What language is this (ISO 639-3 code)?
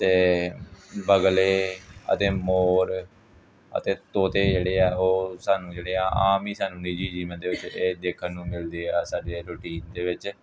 pan